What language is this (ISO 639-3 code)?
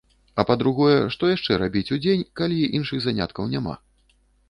bel